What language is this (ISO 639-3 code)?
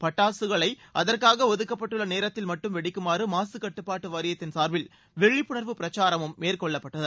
tam